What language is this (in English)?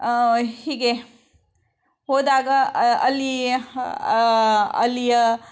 Kannada